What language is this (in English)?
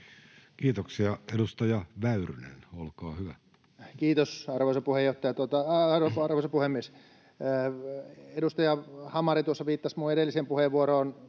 Finnish